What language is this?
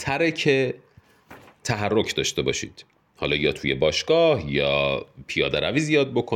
Persian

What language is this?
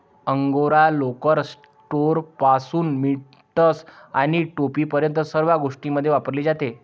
Marathi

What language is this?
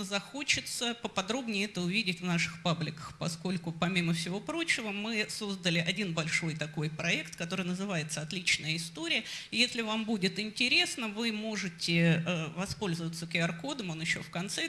Russian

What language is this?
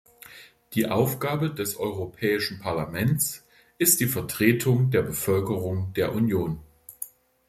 German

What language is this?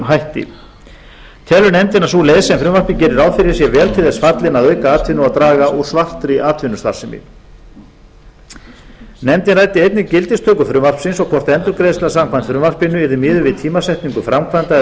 Icelandic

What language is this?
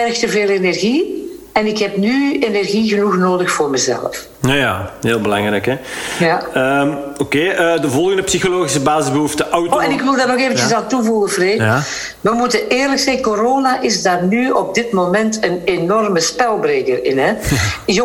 Dutch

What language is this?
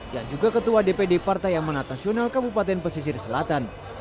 Indonesian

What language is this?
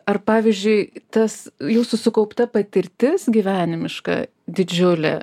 Lithuanian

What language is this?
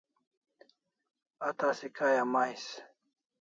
Kalasha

